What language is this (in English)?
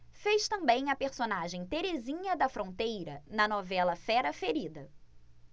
Portuguese